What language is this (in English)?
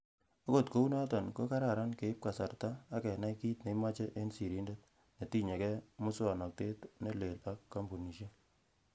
Kalenjin